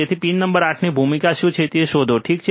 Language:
Gujarati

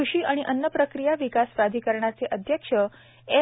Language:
Marathi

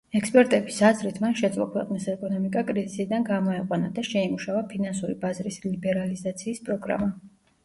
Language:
Georgian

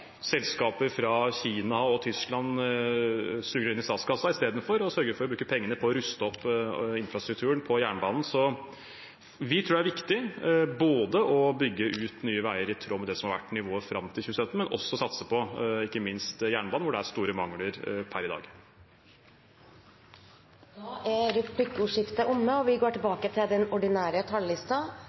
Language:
Norwegian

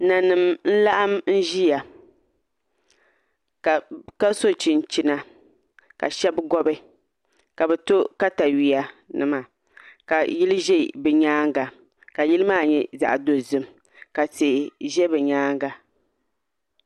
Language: Dagbani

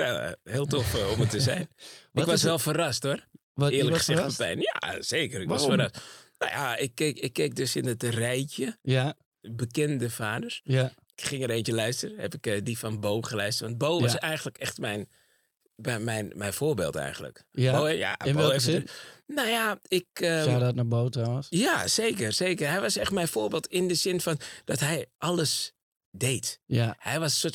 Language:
Dutch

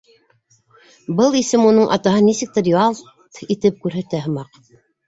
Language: Bashkir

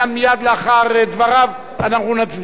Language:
Hebrew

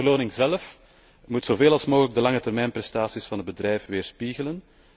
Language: Dutch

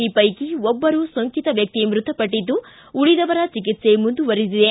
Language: Kannada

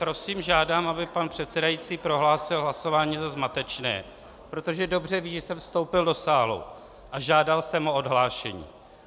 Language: Czech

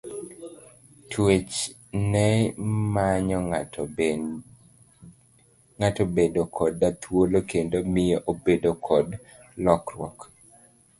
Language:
Luo (Kenya and Tanzania)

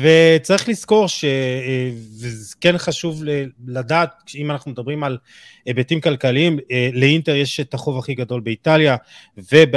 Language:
Hebrew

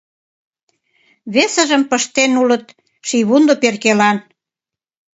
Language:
Mari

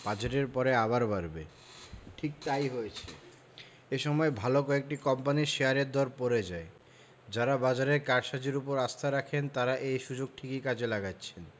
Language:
Bangla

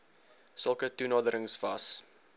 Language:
Afrikaans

